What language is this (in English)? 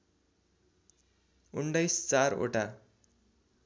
Nepali